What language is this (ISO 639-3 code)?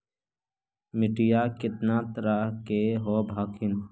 mag